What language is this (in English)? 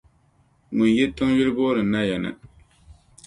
Dagbani